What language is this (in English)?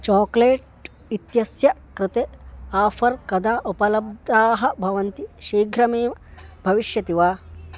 Sanskrit